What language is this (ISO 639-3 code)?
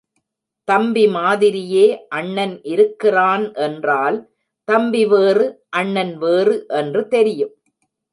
tam